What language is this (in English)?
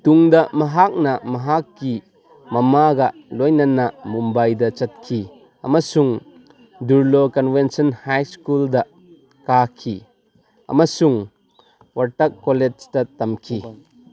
Manipuri